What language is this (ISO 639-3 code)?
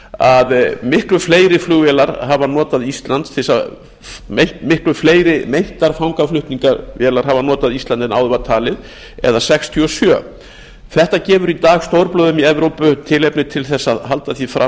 isl